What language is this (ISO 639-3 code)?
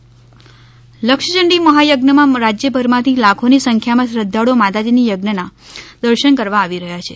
guj